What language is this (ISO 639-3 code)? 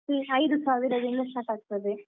kan